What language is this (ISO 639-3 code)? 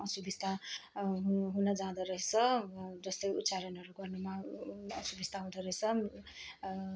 nep